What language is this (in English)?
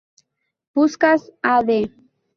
Spanish